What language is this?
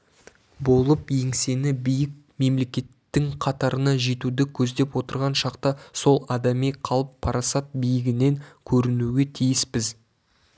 Kazakh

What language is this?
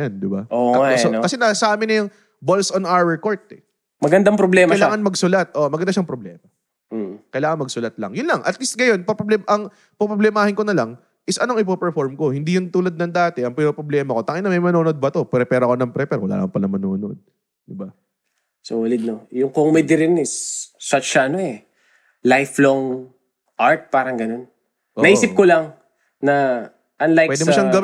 Filipino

